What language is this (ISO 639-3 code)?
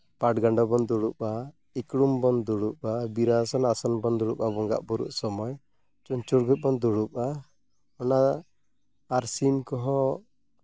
sat